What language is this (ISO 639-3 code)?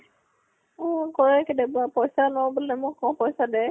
asm